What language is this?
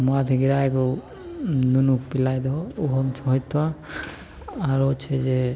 Maithili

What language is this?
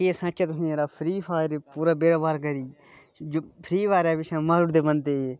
Dogri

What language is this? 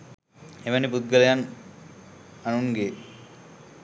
Sinhala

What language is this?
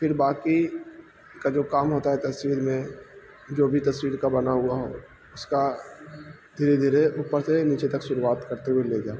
Urdu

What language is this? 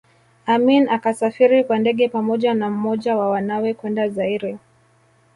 Swahili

